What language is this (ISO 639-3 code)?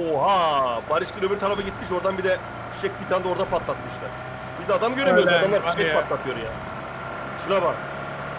tur